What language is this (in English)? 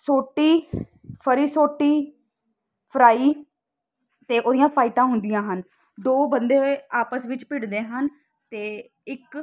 Punjabi